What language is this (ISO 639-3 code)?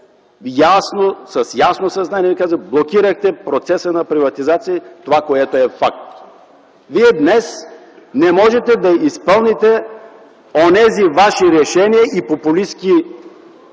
bul